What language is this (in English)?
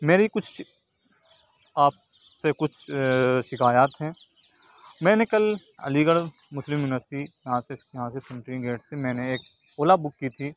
Urdu